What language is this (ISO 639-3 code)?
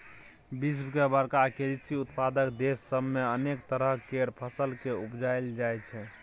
mai